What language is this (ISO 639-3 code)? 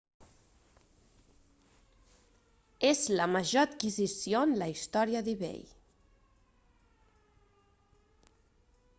cat